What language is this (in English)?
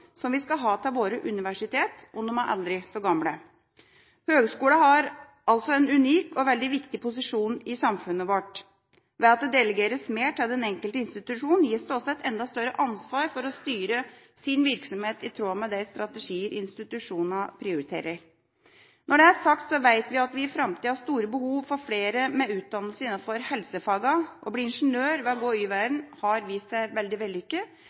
Norwegian Bokmål